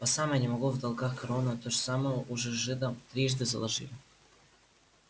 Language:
Russian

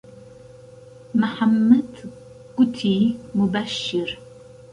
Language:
Central Kurdish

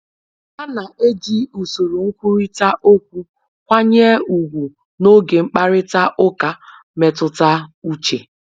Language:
Igbo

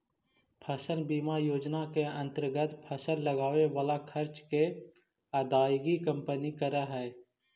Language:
Magahi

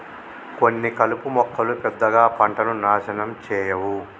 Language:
Telugu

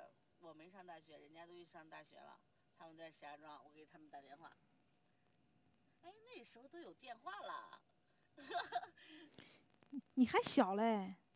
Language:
Chinese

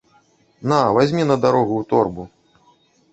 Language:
Belarusian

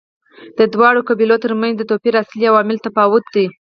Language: Pashto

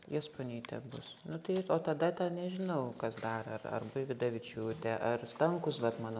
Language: Lithuanian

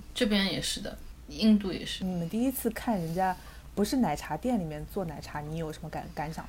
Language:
Chinese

